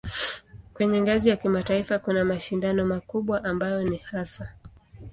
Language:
Swahili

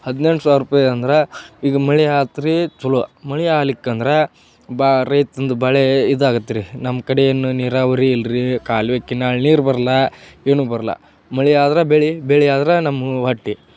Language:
Kannada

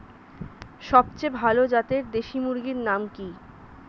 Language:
Bangla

